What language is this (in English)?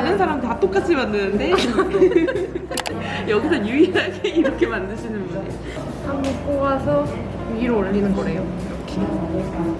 Korean